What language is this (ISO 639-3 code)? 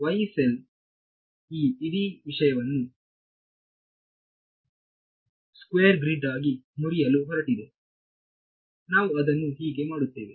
kan